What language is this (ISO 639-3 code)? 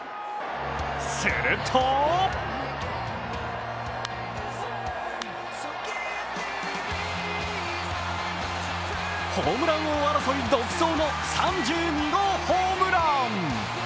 jpn